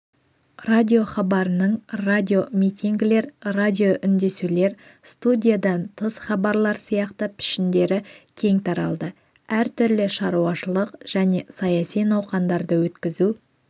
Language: Kazakh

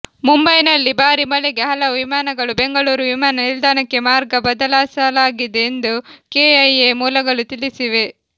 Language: Kannada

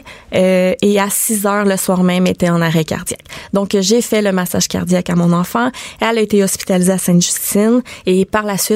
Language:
French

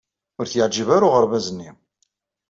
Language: Kabyle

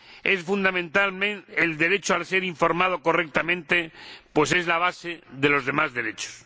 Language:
Spanish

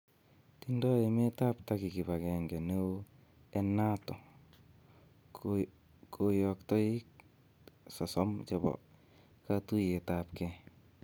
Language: Kalenjin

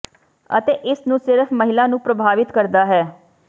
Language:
Punjabi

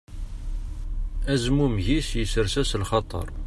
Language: Kabyle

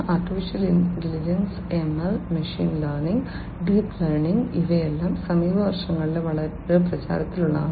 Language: Malayalam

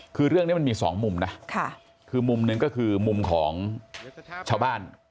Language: Thai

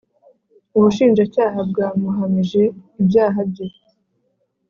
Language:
Kinyarwanda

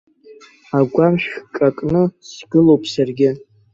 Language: Abkhazian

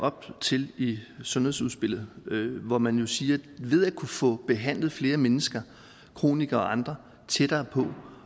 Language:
Danish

